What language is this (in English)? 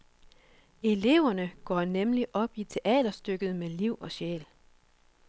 Danish